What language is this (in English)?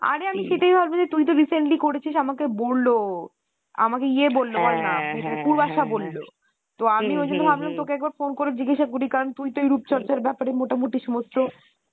Bangla